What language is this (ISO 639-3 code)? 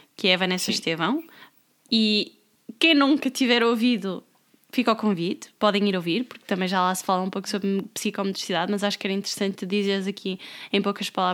por